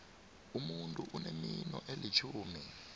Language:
South Ndebele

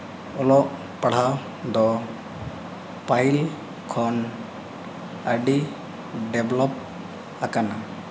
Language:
Santali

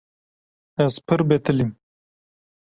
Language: Kurdish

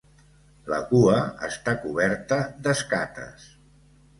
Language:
Catalan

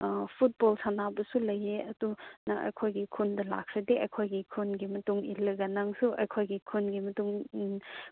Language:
Manipuri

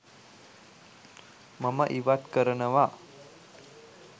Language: Sinhala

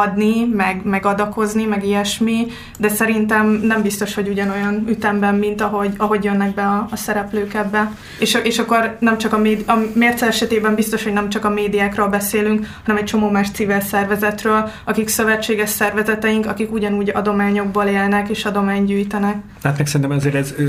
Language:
Hungarian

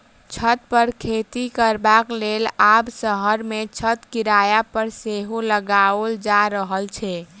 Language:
Maithili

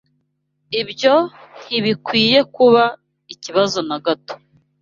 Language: Kinyarwanda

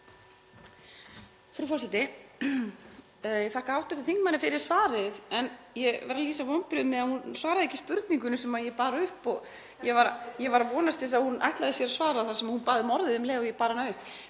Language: Icelandic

